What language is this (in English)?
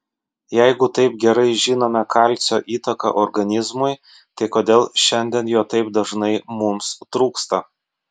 Lithuanian